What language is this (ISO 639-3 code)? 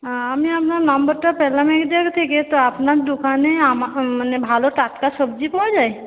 ben